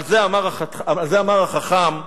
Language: Hebrew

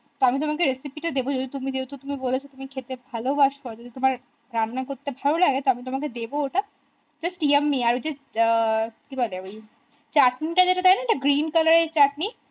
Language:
Bangla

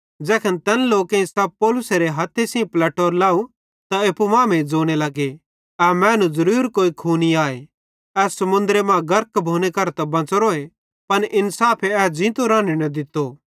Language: Bhadrawahi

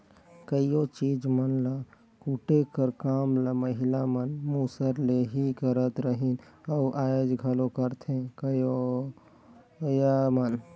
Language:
Chhattisgarhi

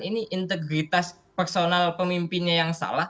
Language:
Indonesian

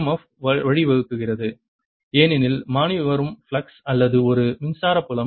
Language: Tamil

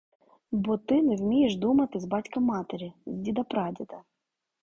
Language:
Ukrainian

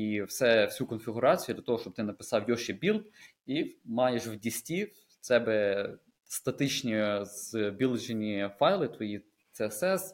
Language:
Ukrainian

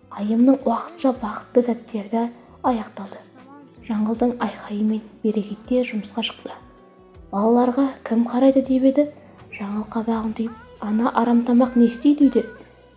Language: Turkish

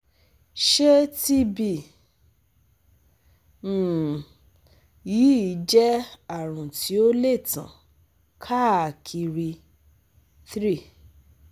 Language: Yoruba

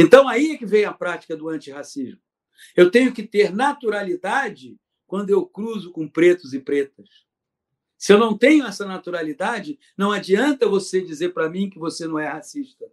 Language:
Portuguese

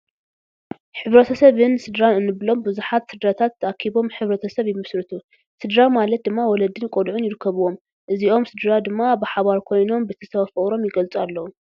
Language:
Tigrinya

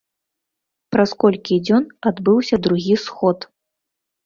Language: Belarusian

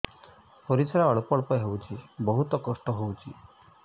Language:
Odia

